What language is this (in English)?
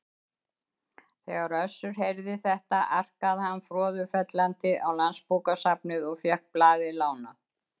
Icelandic